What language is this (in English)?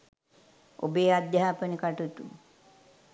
Sinhala